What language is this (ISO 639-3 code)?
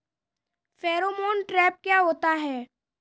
hin